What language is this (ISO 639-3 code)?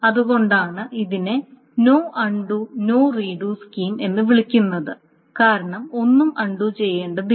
mal